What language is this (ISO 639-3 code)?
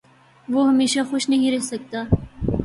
urd